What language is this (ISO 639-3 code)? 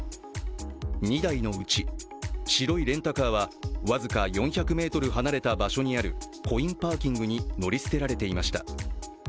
jpn